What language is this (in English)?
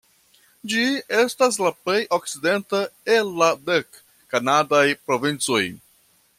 Esperanto